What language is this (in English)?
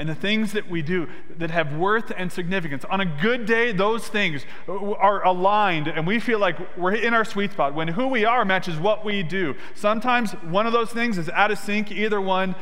English